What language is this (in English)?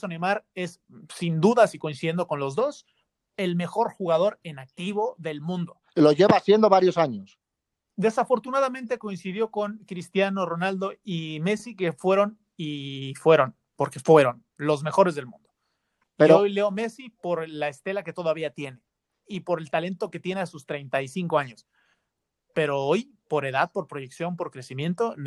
Spanish